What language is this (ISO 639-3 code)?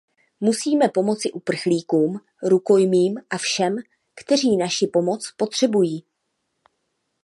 ces